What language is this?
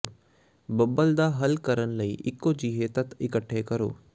Punjabi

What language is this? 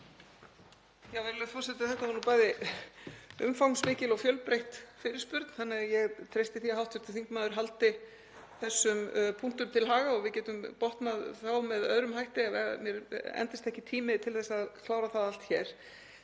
Icelandic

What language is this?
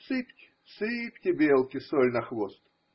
Russian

